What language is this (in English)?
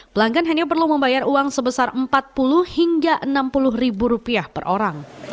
Indonesian